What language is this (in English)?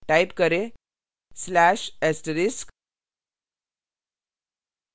Hindi